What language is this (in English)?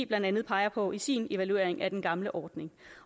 Danish